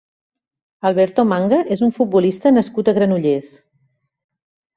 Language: Catalan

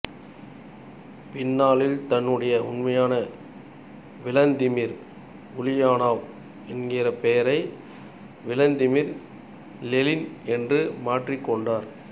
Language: Tamil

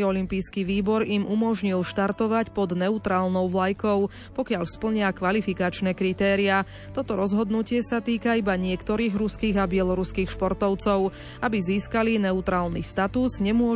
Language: Slovak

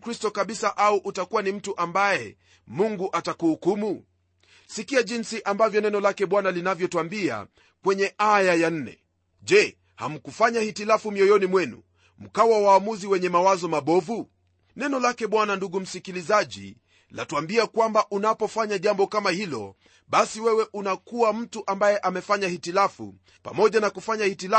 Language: Swahili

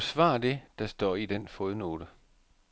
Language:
Danish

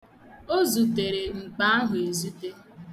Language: Igbo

